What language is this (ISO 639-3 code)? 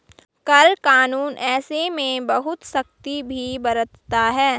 hin